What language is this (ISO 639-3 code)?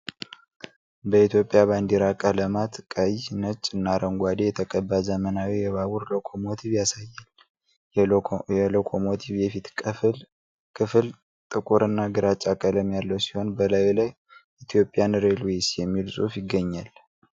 amh